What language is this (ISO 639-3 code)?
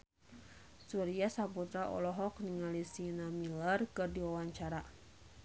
sun